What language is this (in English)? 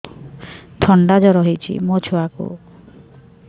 Odia